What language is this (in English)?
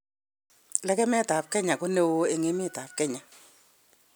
Kalenjin